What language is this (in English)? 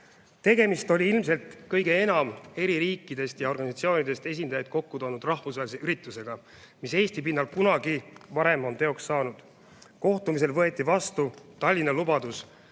Estonian